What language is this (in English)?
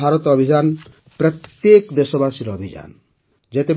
Odia